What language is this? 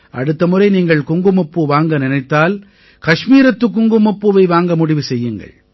Tamil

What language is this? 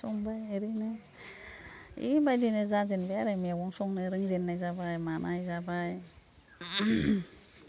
Bodo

